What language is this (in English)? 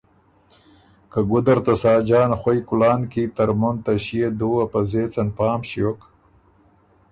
Ormuri